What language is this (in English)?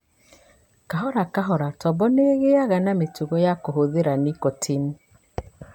Kikuyu